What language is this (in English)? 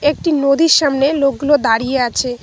Bangla